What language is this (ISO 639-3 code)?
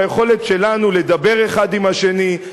heb